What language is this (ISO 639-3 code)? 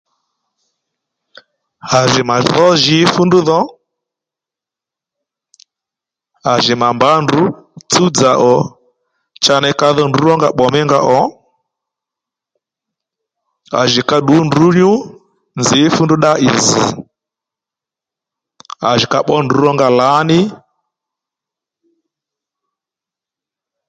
led